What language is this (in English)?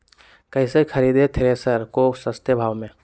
Magahi